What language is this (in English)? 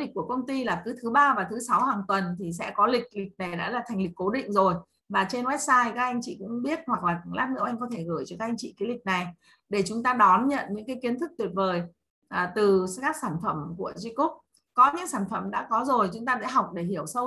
Vietnamese